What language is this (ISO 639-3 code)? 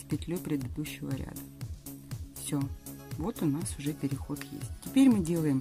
rus